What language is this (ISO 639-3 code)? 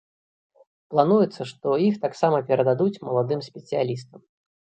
bel